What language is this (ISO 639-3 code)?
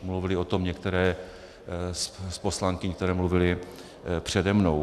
ces